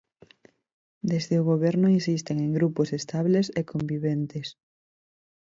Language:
Galician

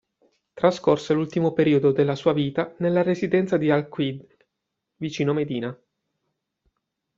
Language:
Italian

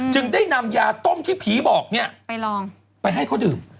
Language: Thai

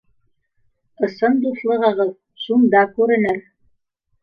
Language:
Bashkir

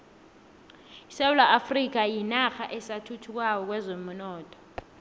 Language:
South Ndebele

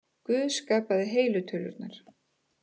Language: Icelandic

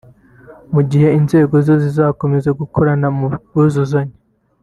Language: Kinyarwanda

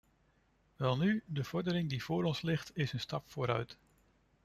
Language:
Dutch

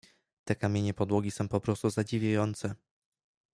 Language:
Polish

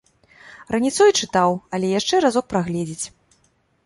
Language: Belarusian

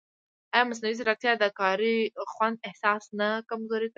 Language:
Pashto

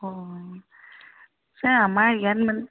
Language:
Assamese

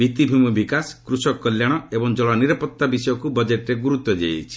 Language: Odia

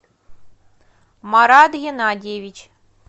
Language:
Russian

